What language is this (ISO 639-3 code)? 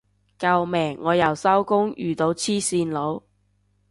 yue